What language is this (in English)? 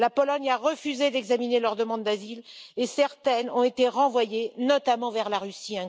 French